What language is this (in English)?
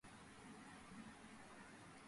Georgian